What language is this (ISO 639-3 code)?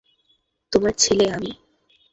ben